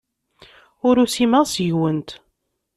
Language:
Kabyle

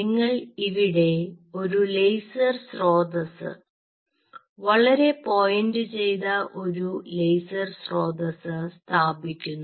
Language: Malayalam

